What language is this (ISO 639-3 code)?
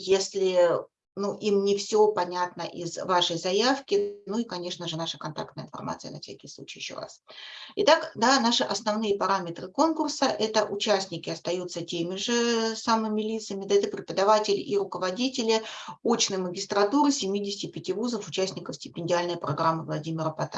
rus